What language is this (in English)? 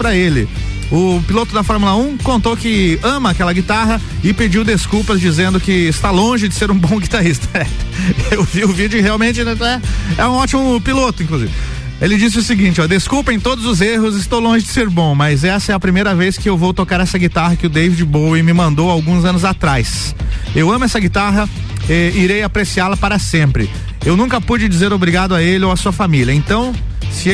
Portuguese